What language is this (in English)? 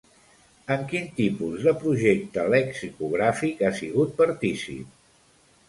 Catalan